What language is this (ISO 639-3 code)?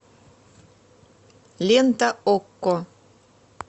rus